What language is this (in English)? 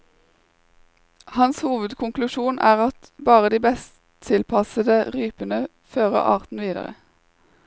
Norwegian